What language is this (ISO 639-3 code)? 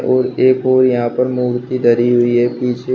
hin